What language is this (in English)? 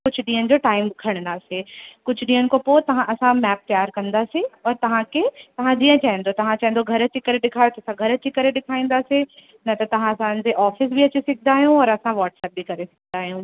Sindhi